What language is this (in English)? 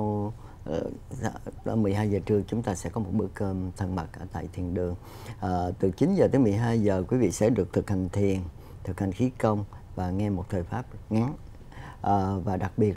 Vietnamese